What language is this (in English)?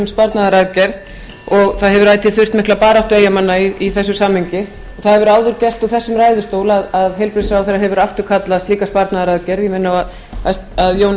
Icelandic